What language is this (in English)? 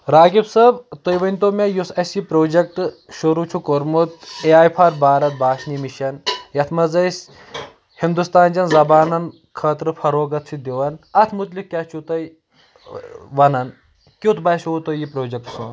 Kashmiri